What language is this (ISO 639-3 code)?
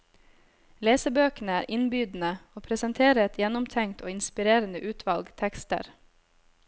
nor